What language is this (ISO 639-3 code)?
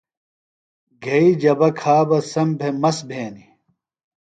phl